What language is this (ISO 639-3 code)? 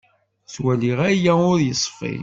kab